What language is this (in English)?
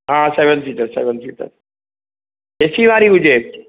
Sindhi